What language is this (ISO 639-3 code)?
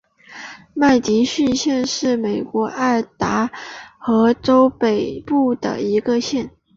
zho